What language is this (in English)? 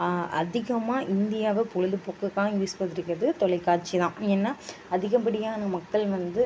Tamil